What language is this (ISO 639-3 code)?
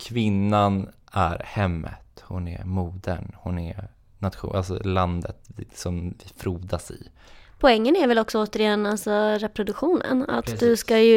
swe